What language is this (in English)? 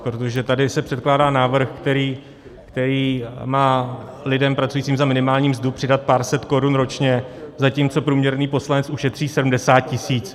Czech